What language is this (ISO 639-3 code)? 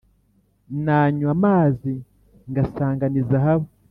kin